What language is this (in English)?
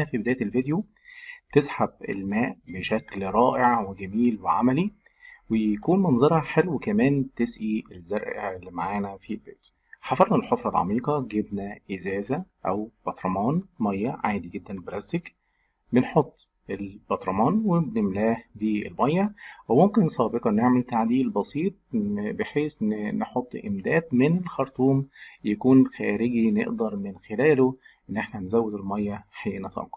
Arabic